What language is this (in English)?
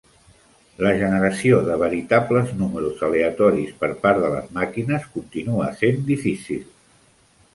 Catalan